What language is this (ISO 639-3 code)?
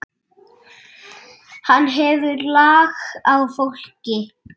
isl